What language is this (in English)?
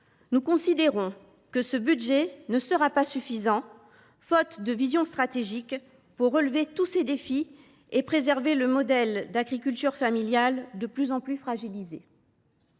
French